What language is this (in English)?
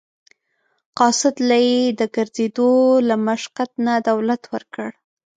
Pashto